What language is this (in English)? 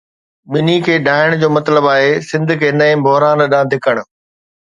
Sindhi